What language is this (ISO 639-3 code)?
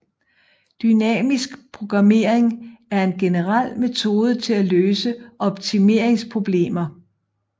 dan